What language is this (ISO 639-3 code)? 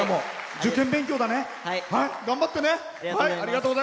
jpn